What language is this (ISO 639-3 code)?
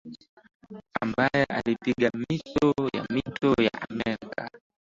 swa